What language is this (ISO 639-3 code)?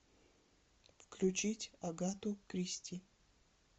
rus